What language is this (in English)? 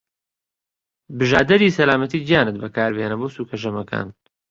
Central Kurdish